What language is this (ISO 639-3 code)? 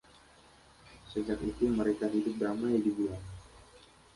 ind